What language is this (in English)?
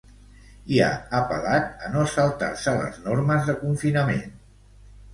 Catalan